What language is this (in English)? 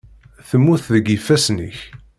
Kabyle